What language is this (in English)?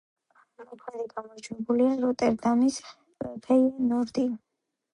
Georgian